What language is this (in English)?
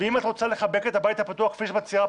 Hebrew